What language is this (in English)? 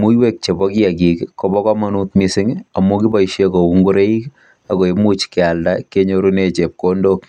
Kalenjin